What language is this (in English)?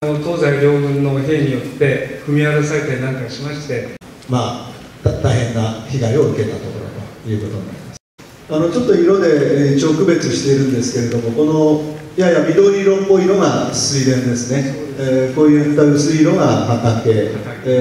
Japanese